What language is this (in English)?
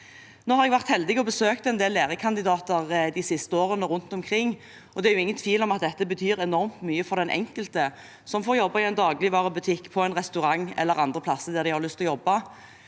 Norwegian